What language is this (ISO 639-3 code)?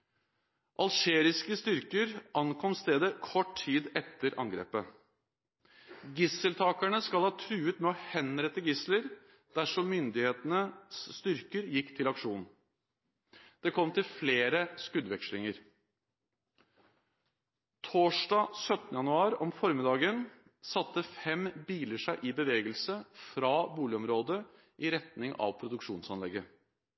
nob